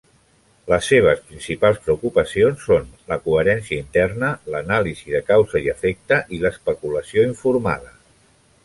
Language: Catalan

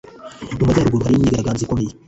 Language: Kinyarwanda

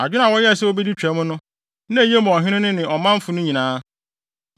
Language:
Akan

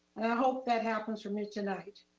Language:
English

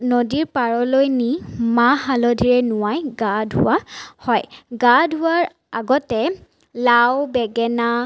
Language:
Assamese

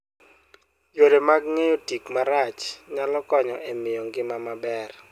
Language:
Luo (Kenya and Tanzania)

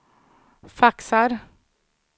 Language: Swedish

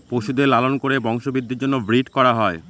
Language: Bangla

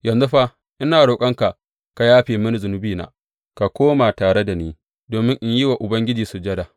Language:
Hausa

